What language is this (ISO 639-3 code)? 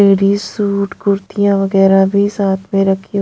hin